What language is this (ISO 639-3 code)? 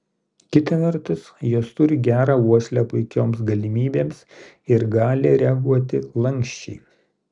lit